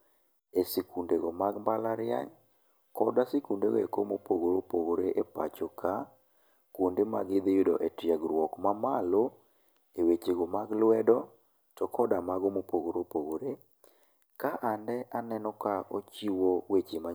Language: Luo (Kenya and Tanzania)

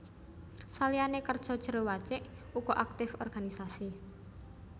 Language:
Javanese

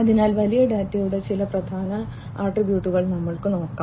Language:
Malayalam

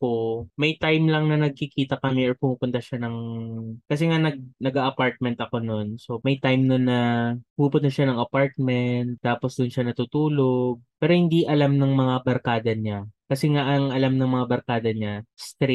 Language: Filipino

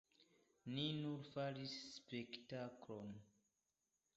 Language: Esperanto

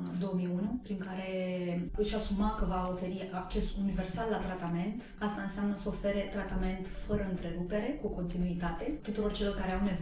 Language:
Romanian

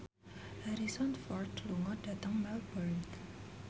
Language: Javanese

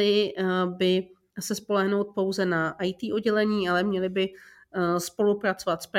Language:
Czech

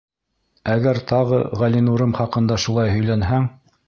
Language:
Bashkir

